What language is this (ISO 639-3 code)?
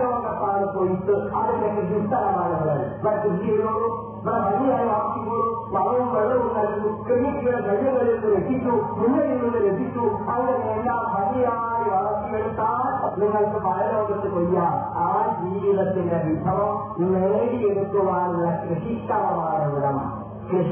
mal